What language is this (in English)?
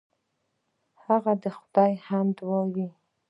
Pashto